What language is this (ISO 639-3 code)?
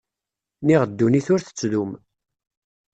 kab